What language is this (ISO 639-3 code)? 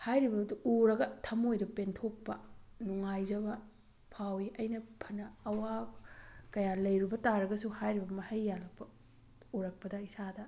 mni